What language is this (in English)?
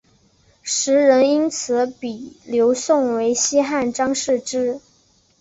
Chinese